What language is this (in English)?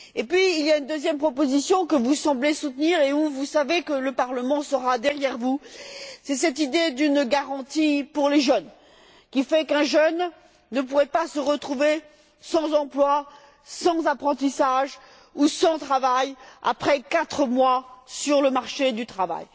French